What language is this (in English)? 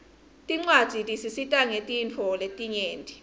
Swati